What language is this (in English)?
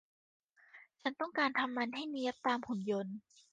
Thai